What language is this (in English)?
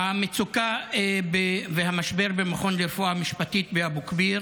Hebrew